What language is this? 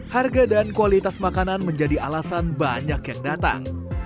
Indonesian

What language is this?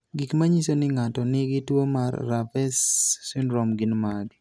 Luo (Kenya and Tanzania)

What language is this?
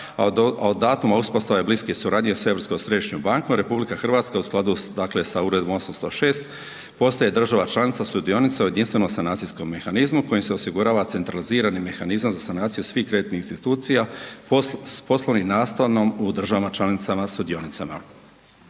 Croatian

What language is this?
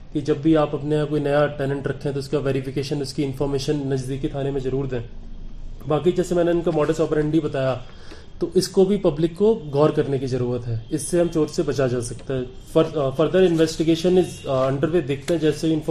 Urdu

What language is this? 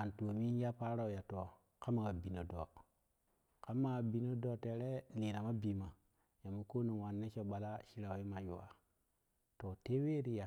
Kushi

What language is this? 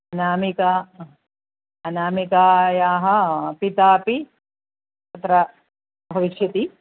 Sanskrit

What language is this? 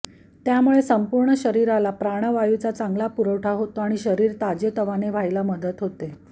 Marathi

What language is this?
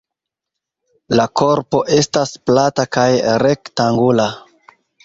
Esperanto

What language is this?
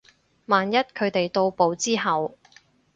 Cantonese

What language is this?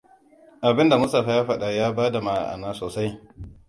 Hausa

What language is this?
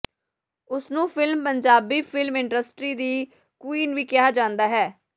Punjabi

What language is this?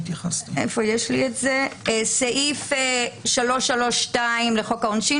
Hebrew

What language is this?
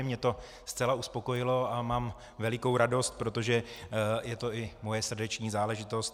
Czech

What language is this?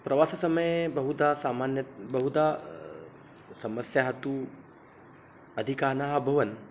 Sanskrit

